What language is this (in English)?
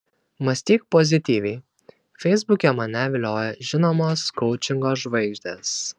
Lithuanian